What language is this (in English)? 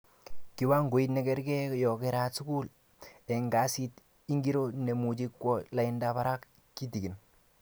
Kalenjin